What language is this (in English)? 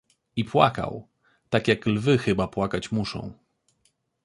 Polish